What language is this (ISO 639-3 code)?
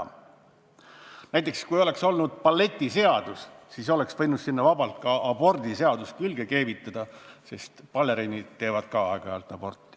est